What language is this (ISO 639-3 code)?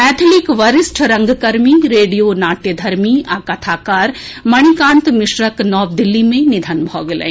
mai